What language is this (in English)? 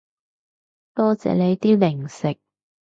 Cantonese